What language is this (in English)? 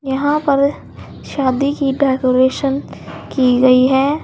Hindi